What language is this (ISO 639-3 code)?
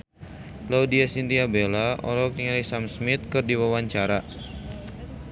sun